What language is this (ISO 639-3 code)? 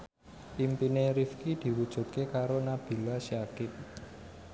jav